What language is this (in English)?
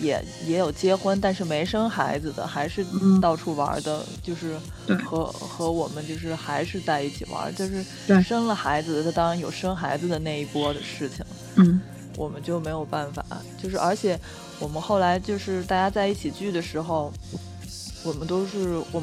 Chinese